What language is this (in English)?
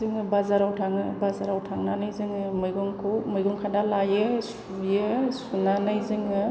Bodo